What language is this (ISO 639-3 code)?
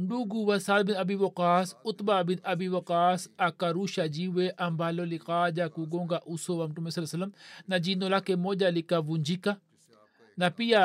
swa